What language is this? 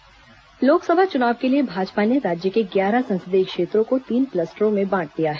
Hindi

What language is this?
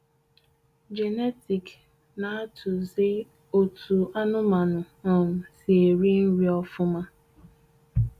Igbo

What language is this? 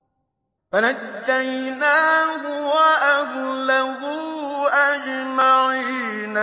Arabic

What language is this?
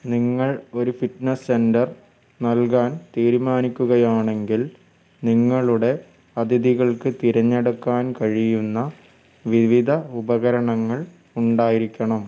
Malayalam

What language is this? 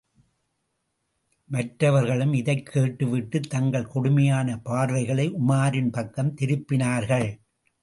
Tamil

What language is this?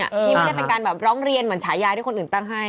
Thai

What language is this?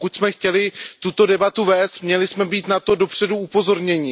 Czech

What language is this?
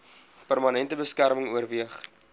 Afrikaans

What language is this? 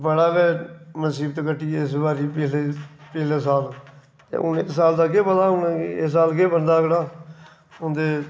Dogri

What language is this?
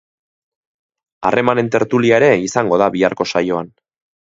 Basque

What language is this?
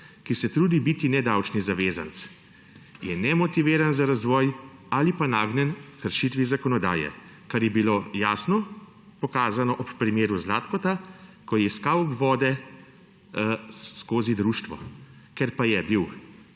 Slovenian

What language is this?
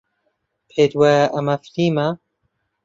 Central Kurdish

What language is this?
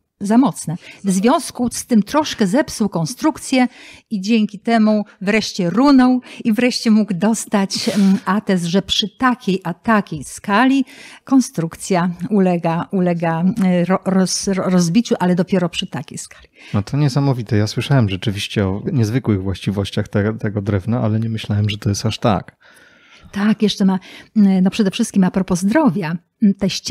Polish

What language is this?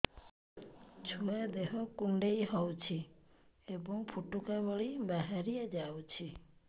Odia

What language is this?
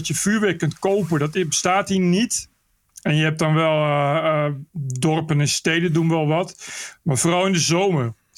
Dutch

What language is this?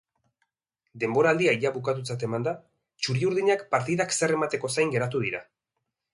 Basque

